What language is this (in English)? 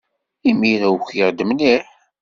Kabyle